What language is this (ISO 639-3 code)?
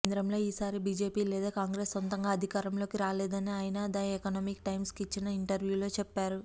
tel